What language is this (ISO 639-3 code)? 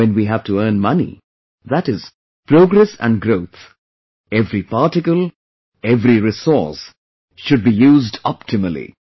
eng